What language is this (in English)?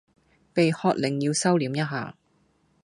Cantonese